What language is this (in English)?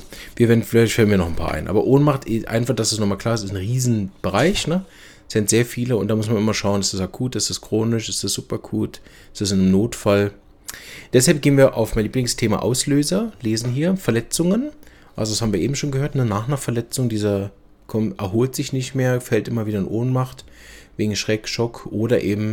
German